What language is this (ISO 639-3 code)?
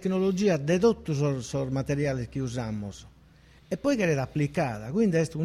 ita